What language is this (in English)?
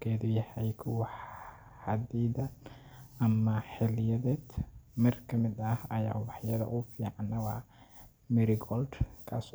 Somali